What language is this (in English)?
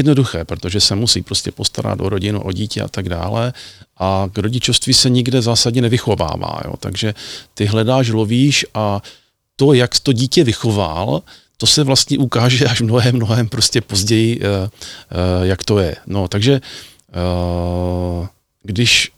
Czech